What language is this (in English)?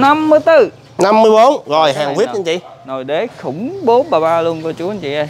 Vietnamese